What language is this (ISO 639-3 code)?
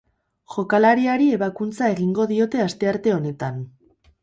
eus